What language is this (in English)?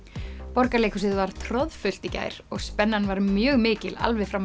Icelandic